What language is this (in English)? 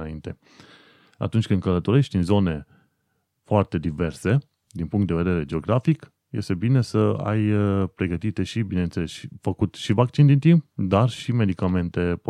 Romanian